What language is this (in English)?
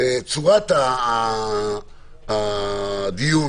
Hebrew